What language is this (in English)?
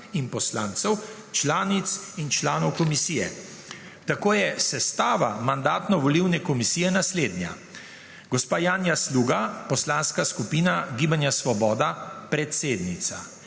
Slovenian